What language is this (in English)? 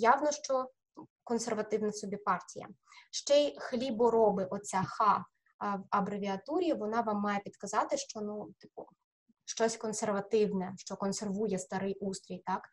Ukrainian